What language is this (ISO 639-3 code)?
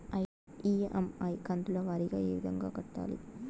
tel